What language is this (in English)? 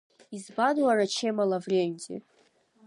Abkhazian